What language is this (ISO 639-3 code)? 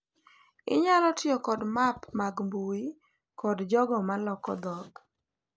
luo